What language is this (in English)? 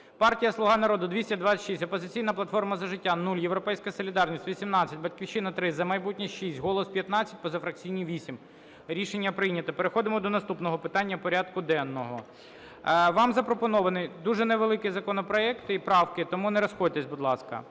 Ukrainian